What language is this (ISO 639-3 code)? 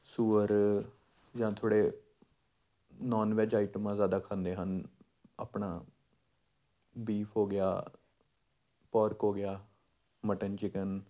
pan